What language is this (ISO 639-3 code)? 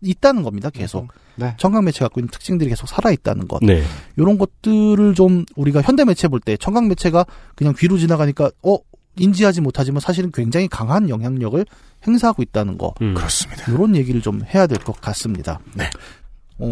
kor